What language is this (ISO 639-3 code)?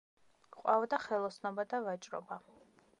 kat